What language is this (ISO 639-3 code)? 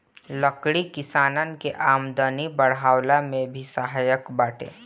bho